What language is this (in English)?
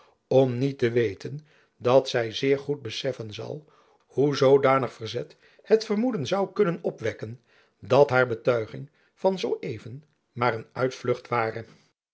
Dutch